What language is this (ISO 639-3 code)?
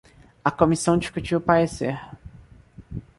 por